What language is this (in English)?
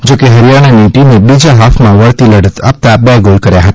Gujarati